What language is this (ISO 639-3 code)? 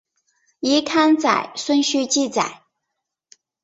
zho